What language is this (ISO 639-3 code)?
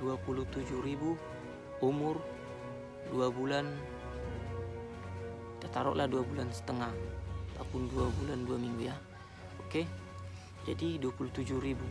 ind